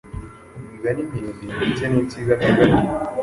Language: Kinyarwanda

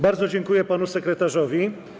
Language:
Polish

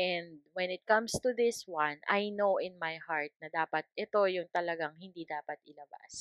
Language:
Filipino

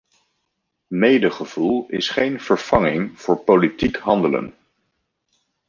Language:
Dutch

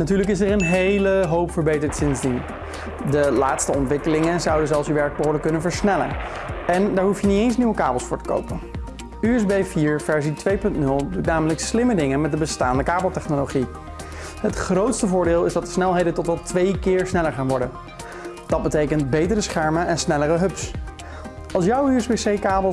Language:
Dutch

